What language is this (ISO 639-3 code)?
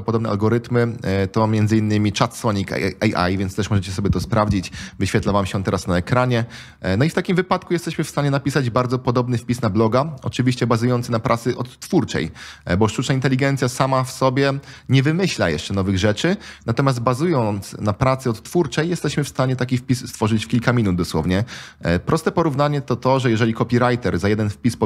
pol